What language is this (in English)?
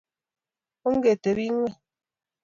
Kalenjin